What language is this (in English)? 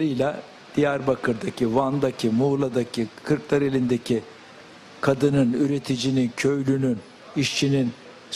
Turkish